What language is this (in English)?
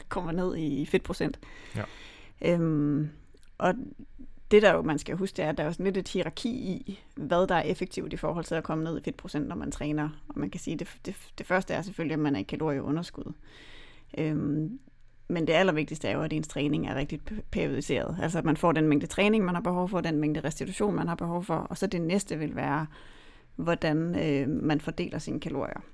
Danish